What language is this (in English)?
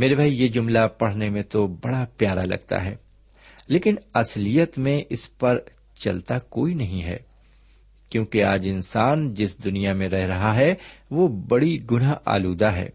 Urdu